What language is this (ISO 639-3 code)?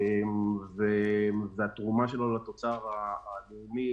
heb